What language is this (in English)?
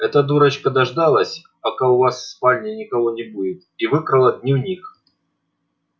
Russian